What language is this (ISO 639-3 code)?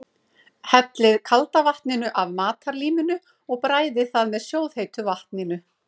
isl